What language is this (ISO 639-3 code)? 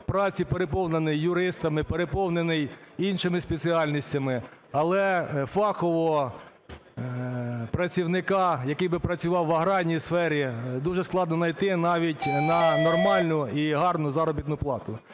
ukr